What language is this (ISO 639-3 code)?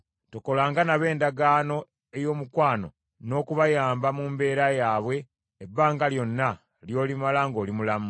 lug